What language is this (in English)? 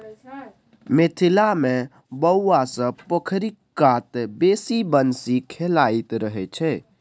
Maithili